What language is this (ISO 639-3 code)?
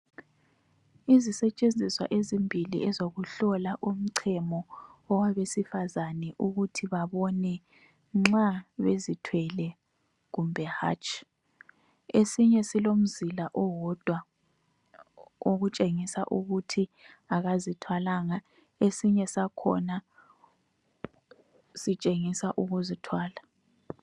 nde